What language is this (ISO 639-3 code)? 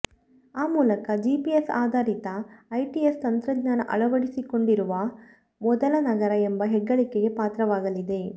kan